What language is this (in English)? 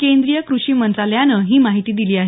Marathi